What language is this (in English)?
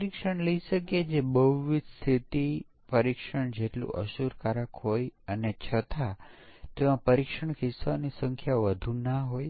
Gujarati